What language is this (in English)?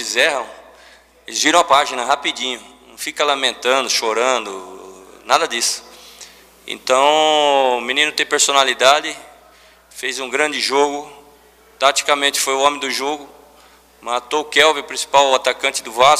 Portuguese